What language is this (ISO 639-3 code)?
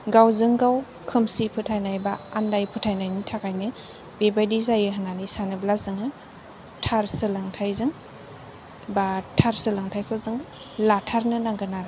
brx